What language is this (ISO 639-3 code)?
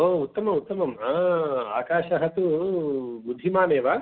san